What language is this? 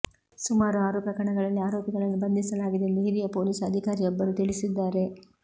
Kannada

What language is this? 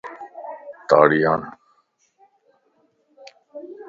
Lasi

